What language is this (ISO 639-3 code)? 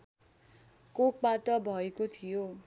nep